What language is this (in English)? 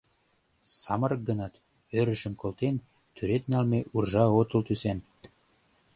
Mari